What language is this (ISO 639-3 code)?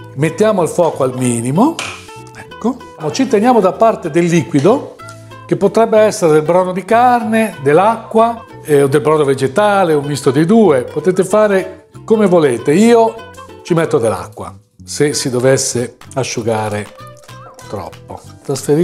ita